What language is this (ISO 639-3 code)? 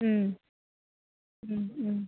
asm